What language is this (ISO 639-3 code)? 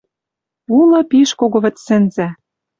mrj